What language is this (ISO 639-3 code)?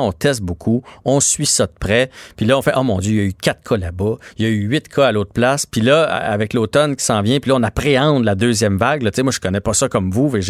fra